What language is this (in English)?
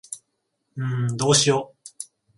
Japanese